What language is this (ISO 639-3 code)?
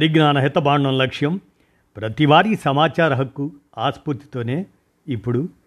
tel